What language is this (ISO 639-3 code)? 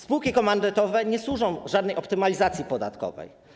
pol